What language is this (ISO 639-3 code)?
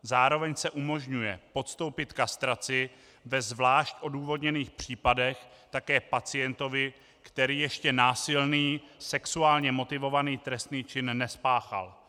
ces